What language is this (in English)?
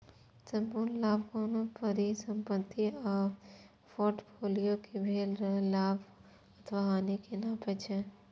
Maithili